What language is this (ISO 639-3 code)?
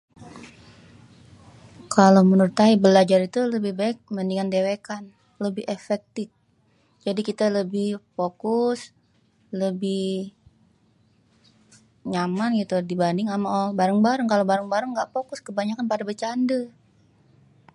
bew